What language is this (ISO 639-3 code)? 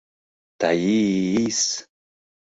chm